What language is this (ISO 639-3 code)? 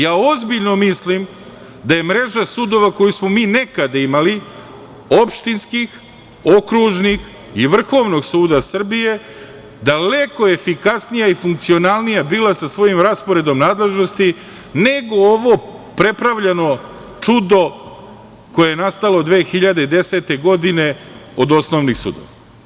srp